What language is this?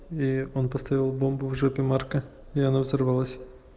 Russian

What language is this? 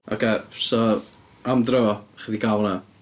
Welsh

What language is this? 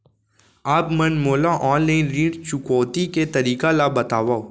Chhattisgarhi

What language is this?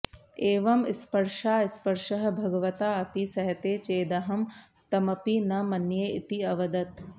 Sanskrit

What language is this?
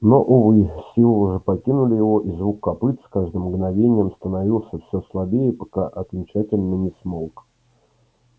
Russian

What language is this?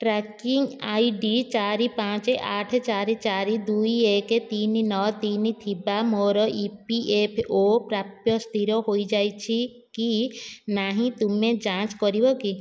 Odia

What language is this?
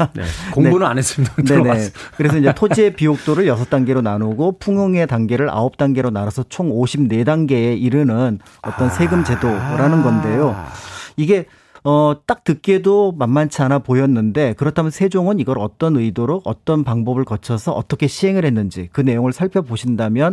Korean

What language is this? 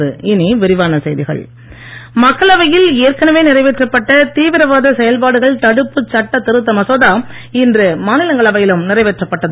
Tamil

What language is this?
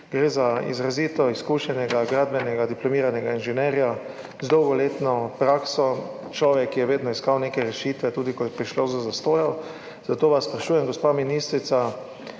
Slovenian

